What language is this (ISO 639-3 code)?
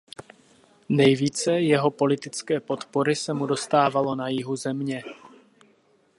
ces